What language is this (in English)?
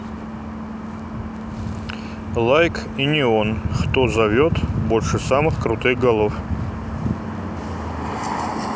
Russian